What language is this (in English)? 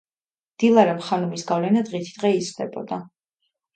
Georgian